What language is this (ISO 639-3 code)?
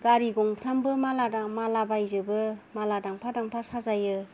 brx